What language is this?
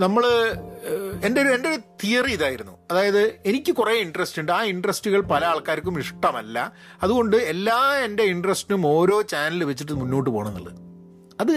Malayalam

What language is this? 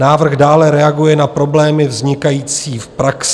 Czech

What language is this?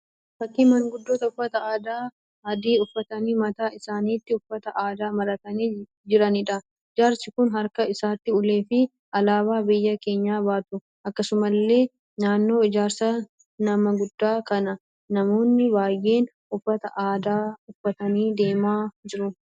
Oromo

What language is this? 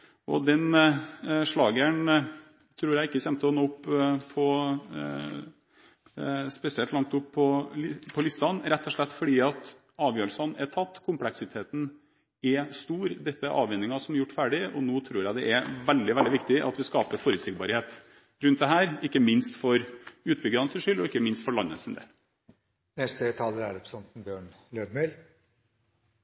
Norwegian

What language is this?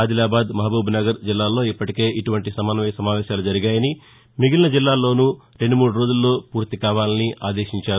Telugu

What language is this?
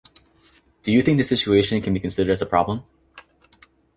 English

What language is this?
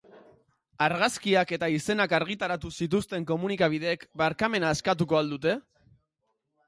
Basque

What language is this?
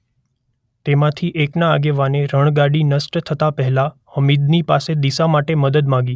Gujarati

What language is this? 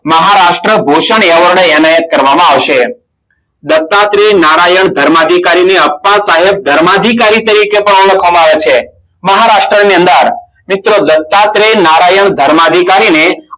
Gujarati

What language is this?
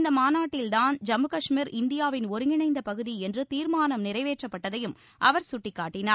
Tamil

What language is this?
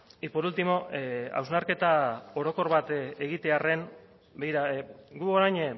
Basque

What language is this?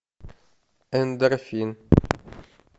Russian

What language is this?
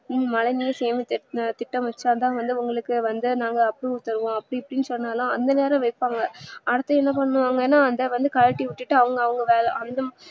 Tamil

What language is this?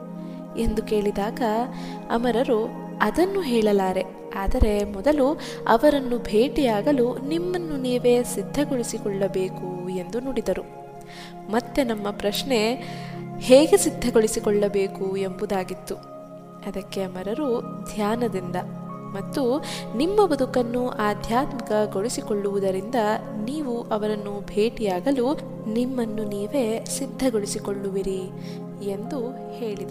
Kannada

